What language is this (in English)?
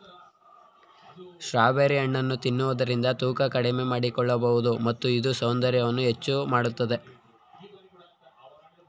Kannada